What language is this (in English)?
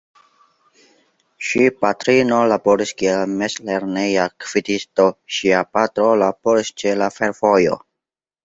Esperanto